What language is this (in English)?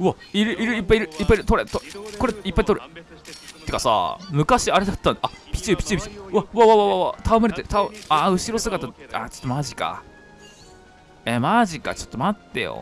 Japanese